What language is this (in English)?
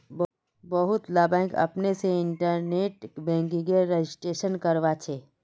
Magahi